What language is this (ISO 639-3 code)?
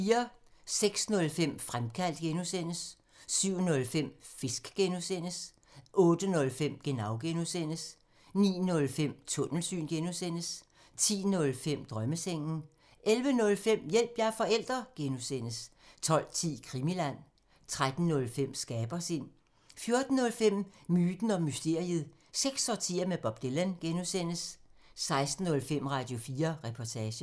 dan